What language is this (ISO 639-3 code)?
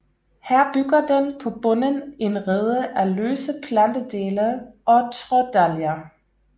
dan